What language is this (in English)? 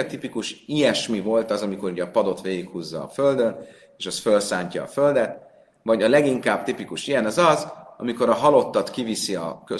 Hungarian